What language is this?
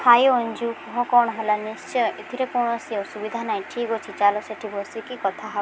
Odia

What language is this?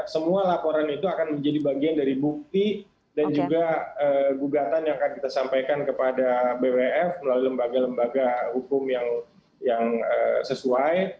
Indonesian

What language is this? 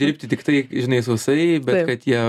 Lithuanian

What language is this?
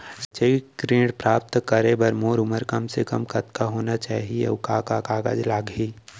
Chhattisgarhi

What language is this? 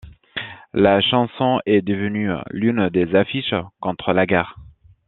French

